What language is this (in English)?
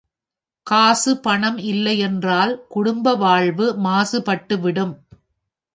Tamil